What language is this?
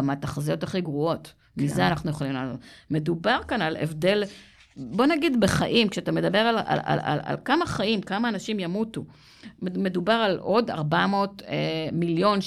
Hebrew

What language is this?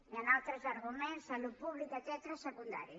Catalan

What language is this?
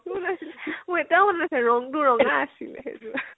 Assamese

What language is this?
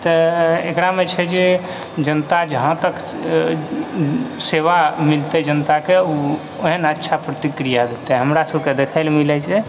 Maithili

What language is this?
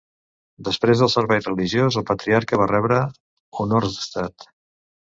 Catalan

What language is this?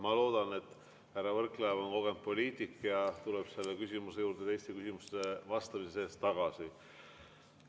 Estonian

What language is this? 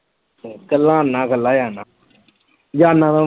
Punjabi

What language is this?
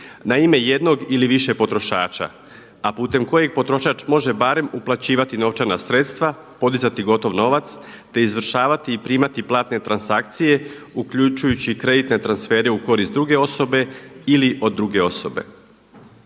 Croatian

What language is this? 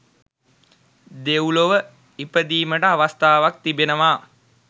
Sinhala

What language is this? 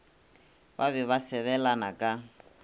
Northern Sotho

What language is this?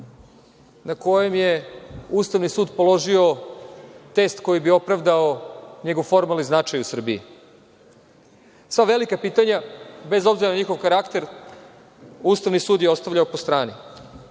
Serbian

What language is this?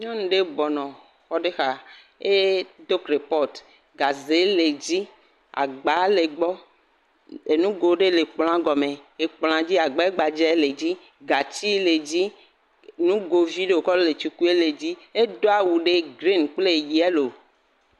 Ewe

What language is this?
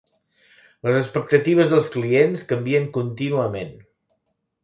Catalan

